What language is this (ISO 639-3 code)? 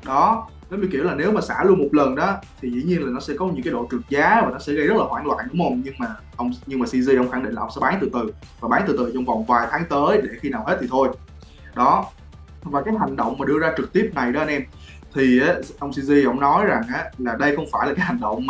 vie